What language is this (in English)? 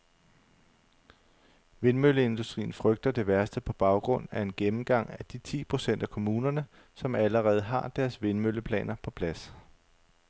Danish